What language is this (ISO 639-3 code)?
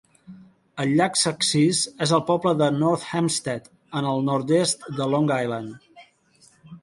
cat